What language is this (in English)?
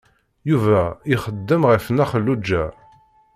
Kabyle